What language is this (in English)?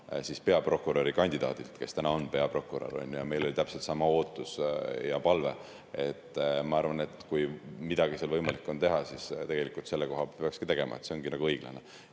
Estonian